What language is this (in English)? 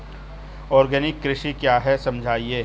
Hindi